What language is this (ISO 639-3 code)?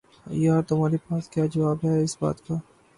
urd